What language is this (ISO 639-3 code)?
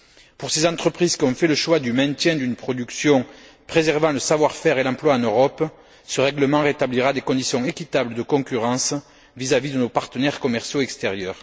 fra